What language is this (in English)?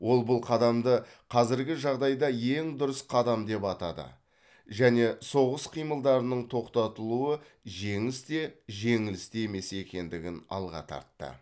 Kazakh